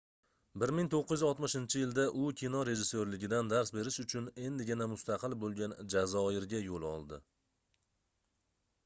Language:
Uzbek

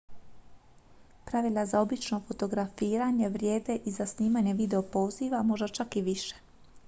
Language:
Croatian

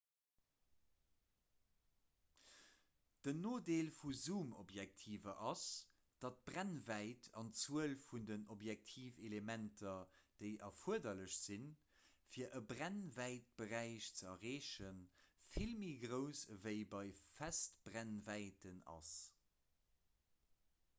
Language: Luxembourgish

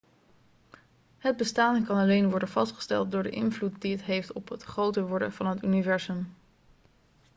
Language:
Dutch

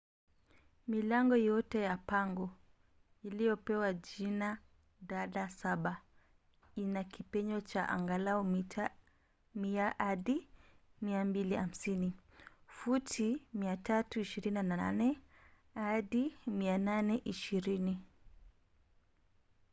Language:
Swahili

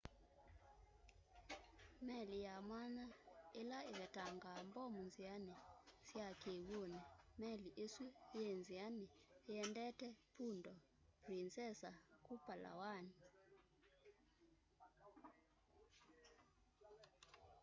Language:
Kamba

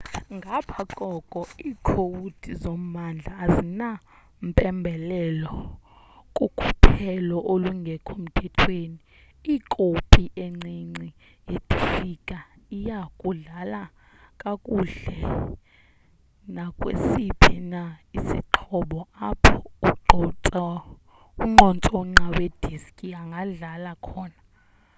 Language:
Xhosa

